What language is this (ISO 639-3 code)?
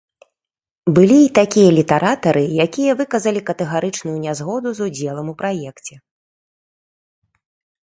bel